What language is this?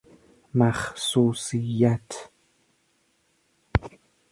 Persian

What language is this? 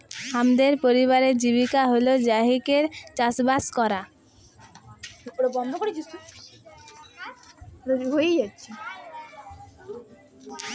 Bangla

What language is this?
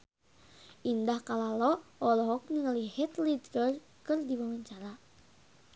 Sundanese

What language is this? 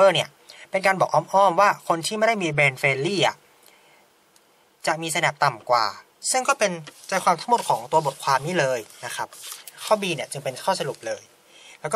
Thai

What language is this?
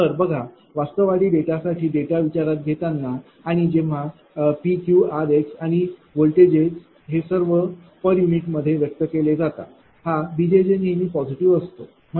Marathi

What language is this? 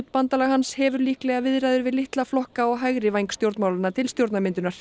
Icelandic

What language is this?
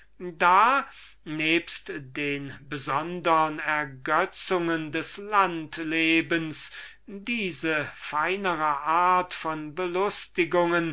German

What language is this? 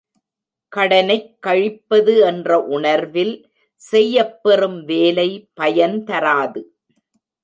Tamil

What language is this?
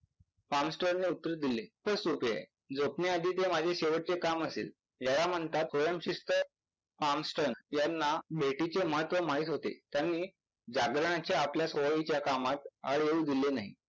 Marathi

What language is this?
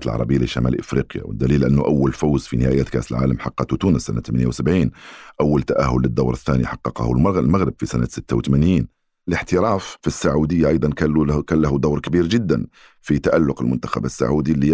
Arabic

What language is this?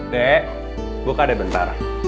Indonesian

